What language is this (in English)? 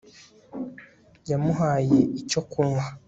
Kinyarwanda